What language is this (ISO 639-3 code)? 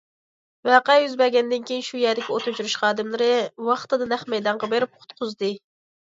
uig